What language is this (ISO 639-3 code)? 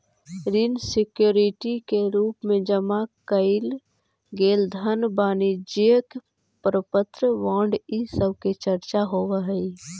mag